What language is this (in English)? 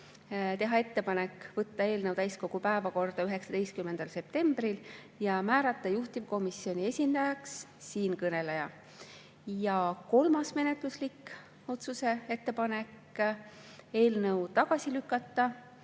Estonian